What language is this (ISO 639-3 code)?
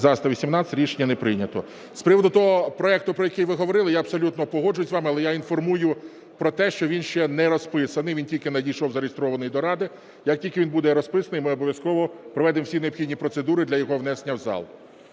ukr